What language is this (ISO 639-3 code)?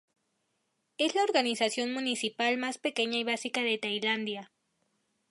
spa